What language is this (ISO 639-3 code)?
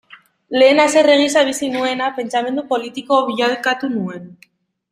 eus